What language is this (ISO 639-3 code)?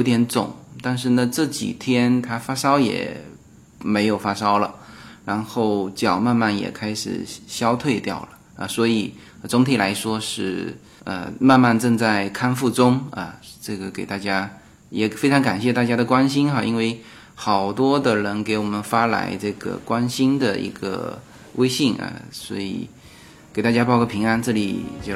zho